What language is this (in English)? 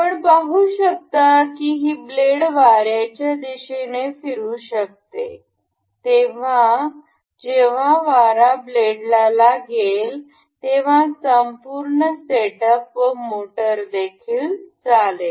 Marathi